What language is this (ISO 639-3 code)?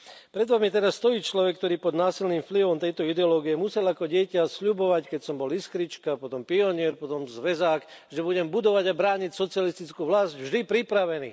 slk